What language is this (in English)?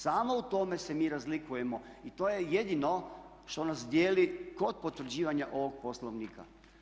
Croatian